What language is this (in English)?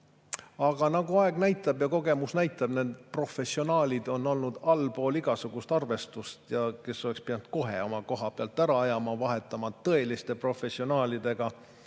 Estonian